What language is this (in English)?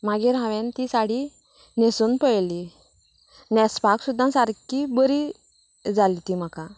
Konkani